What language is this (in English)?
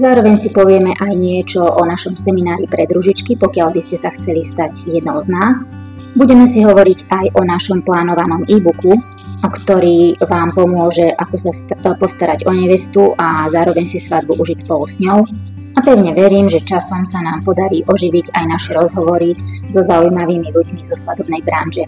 Slovak